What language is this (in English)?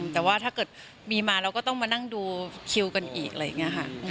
Thai